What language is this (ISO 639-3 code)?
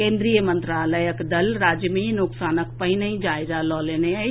mai